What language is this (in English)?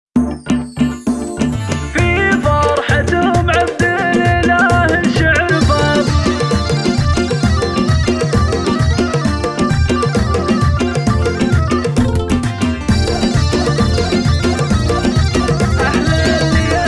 Lithuanian